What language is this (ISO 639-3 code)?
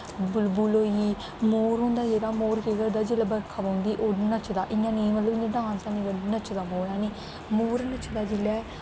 doi